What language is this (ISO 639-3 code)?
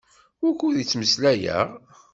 kab